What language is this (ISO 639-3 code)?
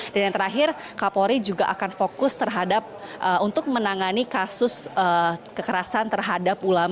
ind